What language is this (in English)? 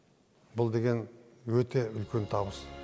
Kazakh